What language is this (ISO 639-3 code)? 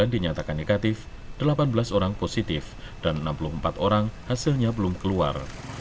ind